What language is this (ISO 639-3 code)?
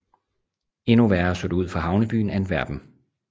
dan